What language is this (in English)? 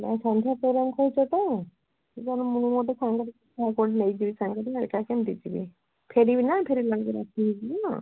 Odia